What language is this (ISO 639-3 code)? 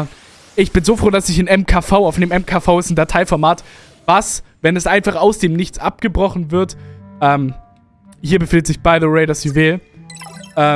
deu